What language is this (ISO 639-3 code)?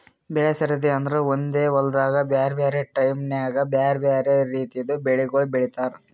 kan